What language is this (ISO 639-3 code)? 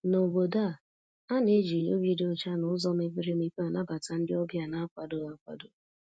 ibo